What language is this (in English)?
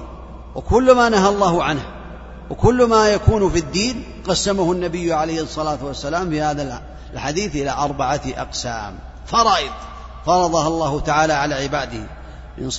Arabic